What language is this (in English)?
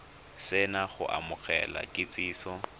Tswana